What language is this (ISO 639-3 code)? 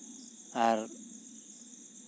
sat